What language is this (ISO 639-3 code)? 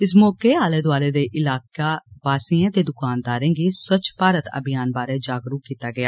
doi